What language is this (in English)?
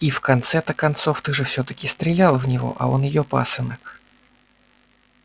Russian